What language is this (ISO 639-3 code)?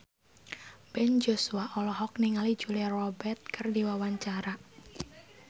sun